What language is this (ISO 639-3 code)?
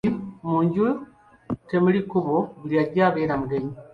lug